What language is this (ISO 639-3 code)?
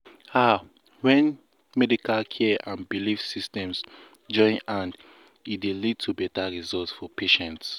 pcm